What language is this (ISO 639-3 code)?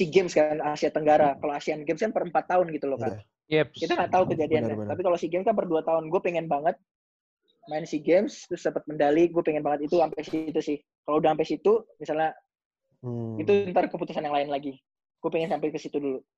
ind